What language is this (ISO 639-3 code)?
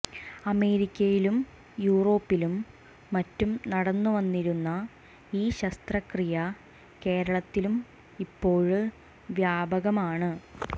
mal